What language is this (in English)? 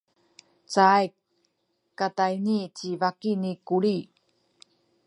Sakizaya